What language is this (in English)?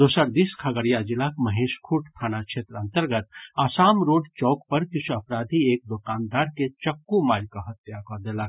Maithili